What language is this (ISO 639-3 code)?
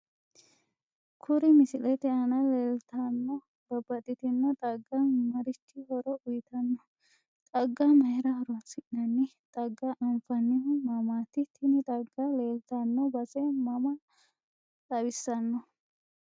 sid